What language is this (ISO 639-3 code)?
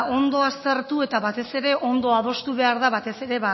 eus